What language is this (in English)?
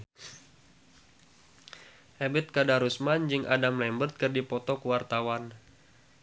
Sundanese